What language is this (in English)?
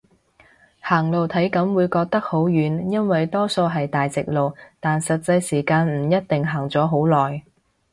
Cantonese